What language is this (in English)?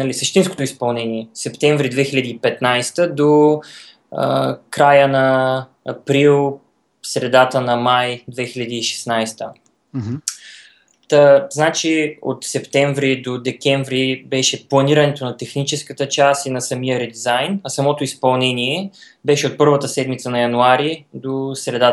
Bulgarian